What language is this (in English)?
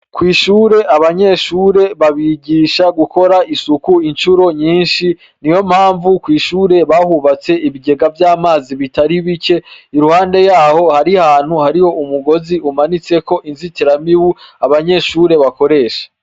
Rundi